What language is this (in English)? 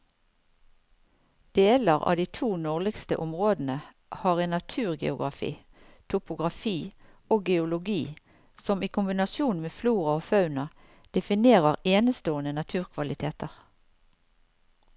Norwegian